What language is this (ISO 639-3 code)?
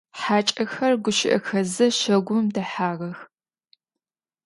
ady